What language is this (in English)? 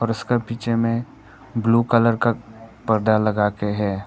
Hindi